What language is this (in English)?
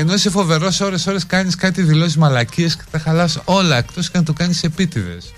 Greek